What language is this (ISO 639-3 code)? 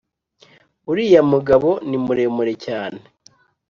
kin